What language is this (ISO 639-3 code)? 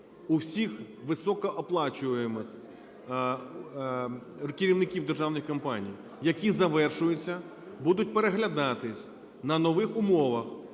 ukr